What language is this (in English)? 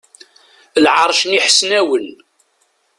Kabyle